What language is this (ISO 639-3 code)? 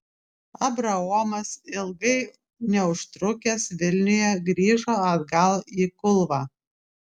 lit